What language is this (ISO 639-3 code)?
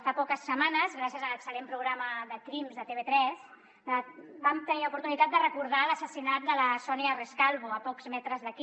cat